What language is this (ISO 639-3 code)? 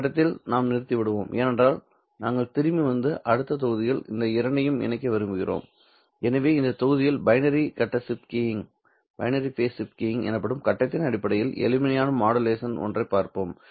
tam